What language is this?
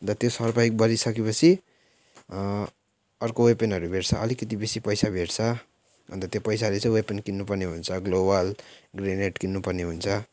Nepali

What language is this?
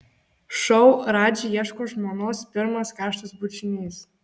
Lithuanian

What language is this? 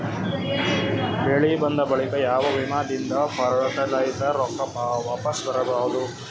Kannada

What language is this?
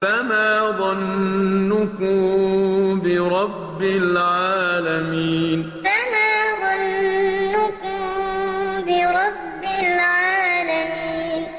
Arabic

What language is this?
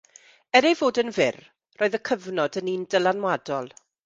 Welsh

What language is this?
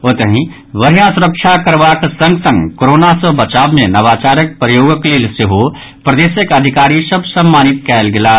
Maithili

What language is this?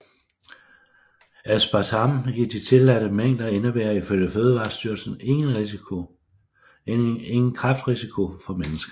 Danish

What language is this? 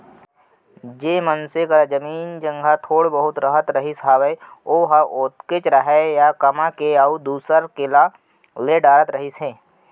Chhattisgarhi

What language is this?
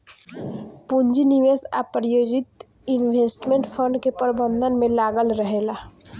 Bhojpuri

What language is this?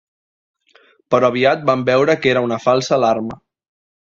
Catalan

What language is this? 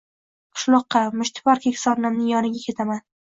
Uzbek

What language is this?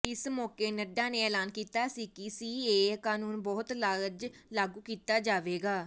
Punjabi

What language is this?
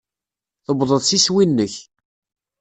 Kabyle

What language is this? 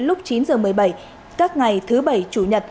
Vietnamese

